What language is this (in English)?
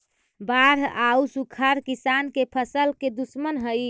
Magahi